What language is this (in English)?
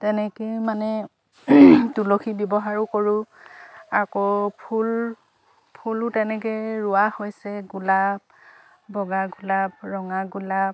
Assamese